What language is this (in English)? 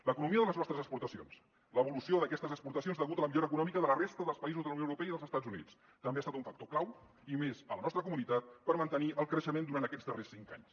Catalan